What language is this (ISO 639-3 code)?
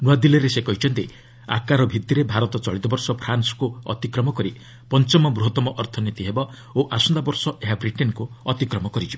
ori